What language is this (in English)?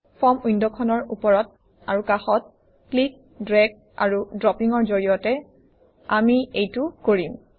Assamese